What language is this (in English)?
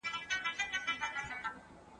Pashto